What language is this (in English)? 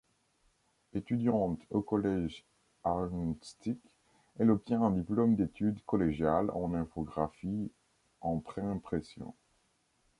French